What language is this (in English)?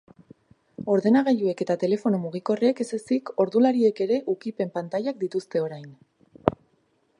Basque